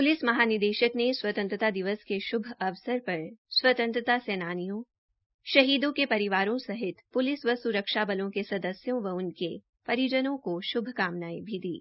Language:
Hindi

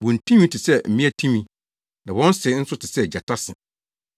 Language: Akan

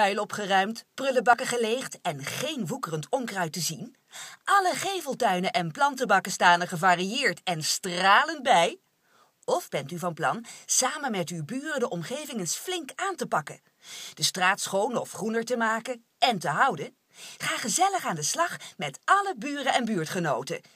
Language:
Dutch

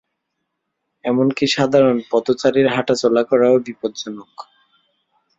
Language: Bangla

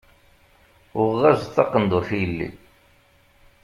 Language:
Kabyle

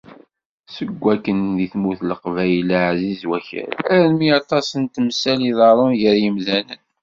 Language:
Kabyle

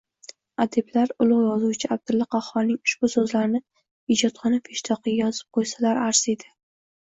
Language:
Uzbek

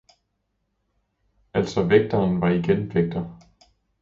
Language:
Danish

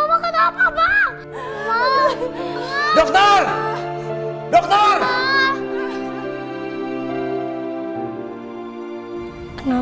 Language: Indonesian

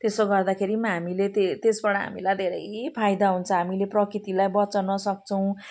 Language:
Nepali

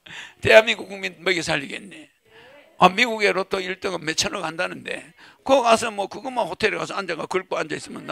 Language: Korean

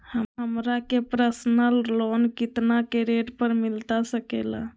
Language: Magahi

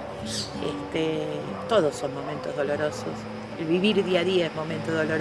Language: Spanish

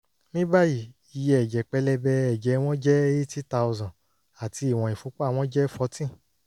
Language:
Yoruba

